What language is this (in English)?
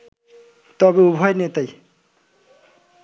Bangla